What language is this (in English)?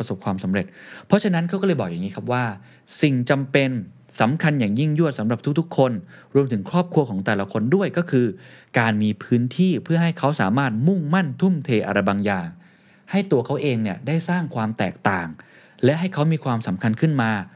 Thai